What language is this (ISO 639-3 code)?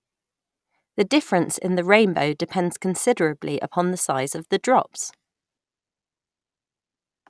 eng